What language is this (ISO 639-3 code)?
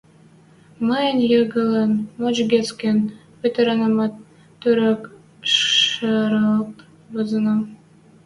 mrj